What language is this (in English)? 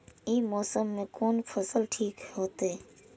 Maithili